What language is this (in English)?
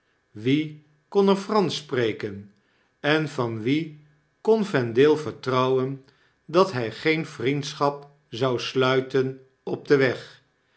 Dutch